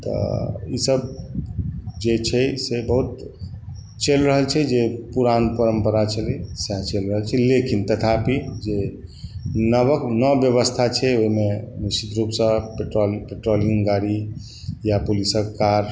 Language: Maithili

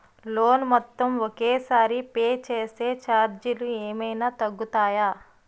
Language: Telugu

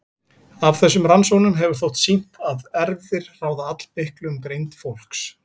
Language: Icelandic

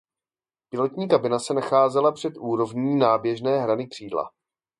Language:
Czech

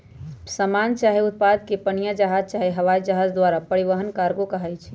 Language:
Magahi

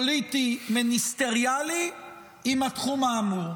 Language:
Hebrew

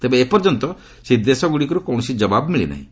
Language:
Odia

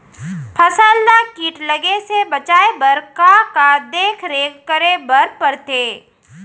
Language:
Chhattisgarhi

